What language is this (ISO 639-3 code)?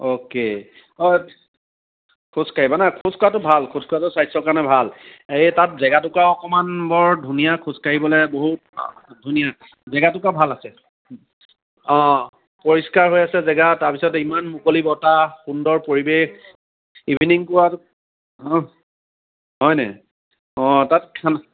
asm